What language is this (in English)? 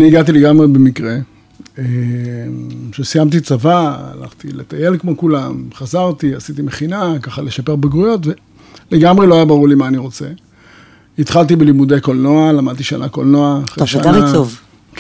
Hebrew